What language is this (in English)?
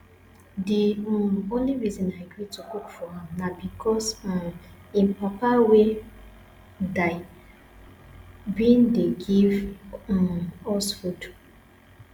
Nigerian Pidgin